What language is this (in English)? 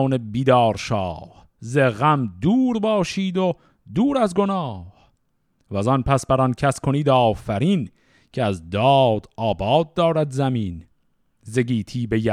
Persian